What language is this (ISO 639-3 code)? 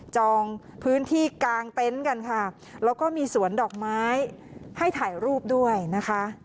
tha